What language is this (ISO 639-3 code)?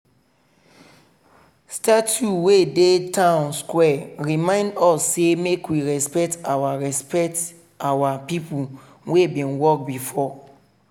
pcm